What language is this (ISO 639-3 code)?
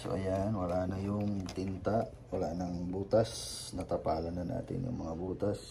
fil